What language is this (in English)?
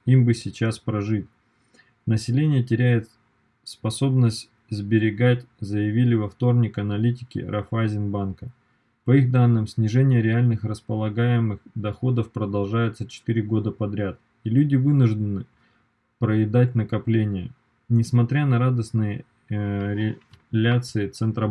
Russian